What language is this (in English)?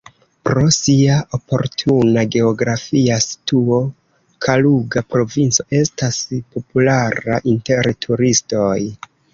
Esperanto